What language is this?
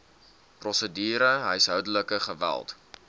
Afrikaans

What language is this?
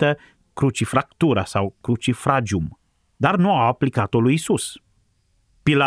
Romanian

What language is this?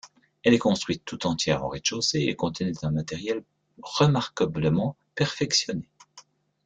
French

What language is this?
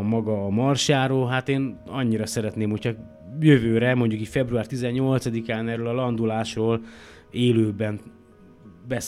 Hungarian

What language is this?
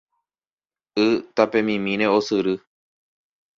Guarani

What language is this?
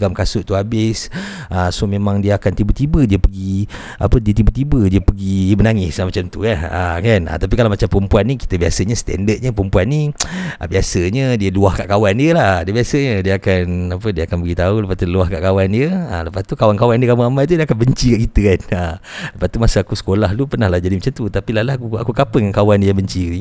Malay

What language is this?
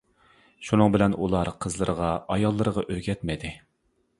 Uyghur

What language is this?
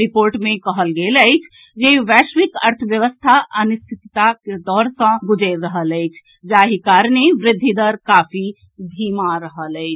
Maithili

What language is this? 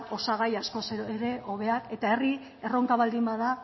Basque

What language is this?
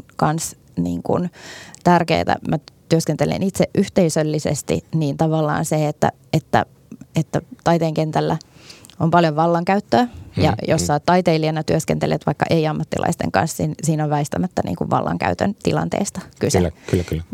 Finnish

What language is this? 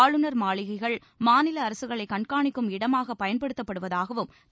Tamil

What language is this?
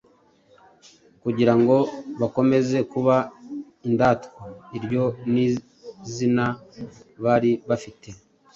Kinyarwanda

